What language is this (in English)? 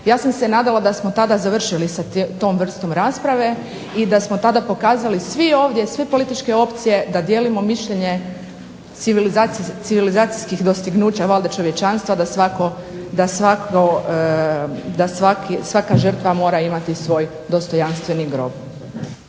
Croatian